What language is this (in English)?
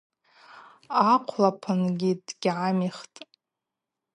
Abaza